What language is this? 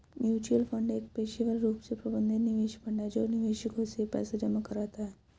Hindi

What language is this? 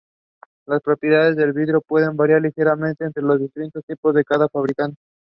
English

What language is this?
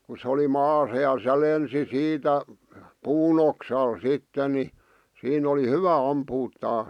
Finnish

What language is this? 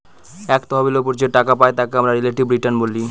Bangla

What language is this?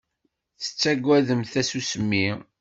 Kabyle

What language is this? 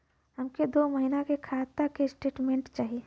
Bhojpuri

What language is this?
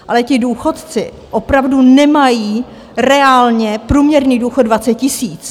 Czech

